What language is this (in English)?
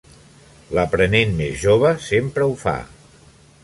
Catalan